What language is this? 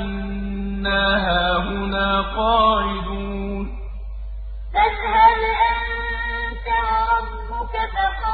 Arabic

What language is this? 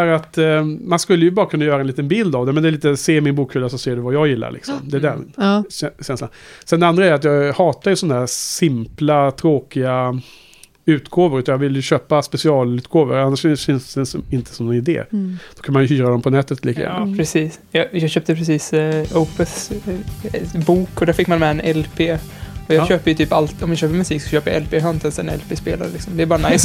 Swedish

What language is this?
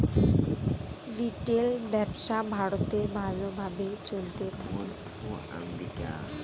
Bangla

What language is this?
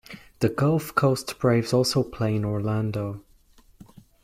English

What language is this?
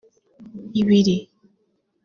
Kinyarwanda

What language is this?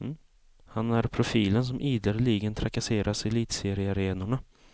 Swedish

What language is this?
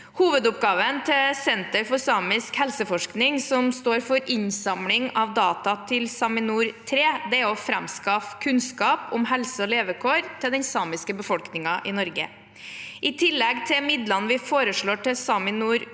Norwegian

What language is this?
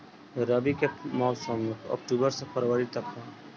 Bhojpuri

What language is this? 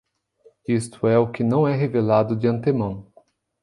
Portuguese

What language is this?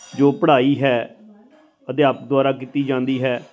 Punjabi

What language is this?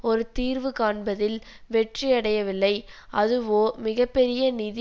Tamil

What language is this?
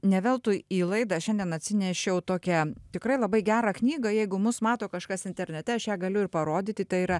Lithuanian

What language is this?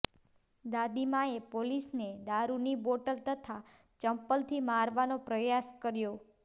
Gujarati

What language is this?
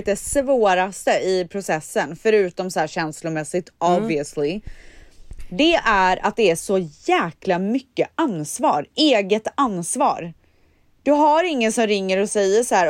Swedish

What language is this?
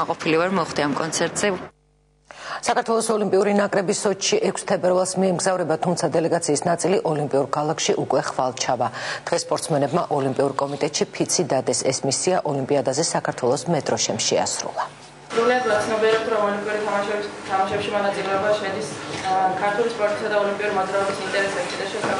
Romanian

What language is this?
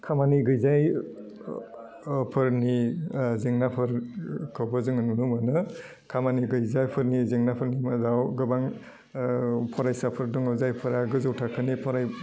Bodo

